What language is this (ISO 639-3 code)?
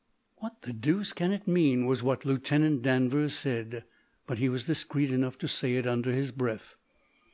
eng